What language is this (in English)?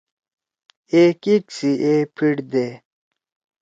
Torwali